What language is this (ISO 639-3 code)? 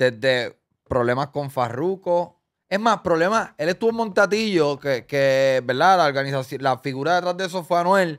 spa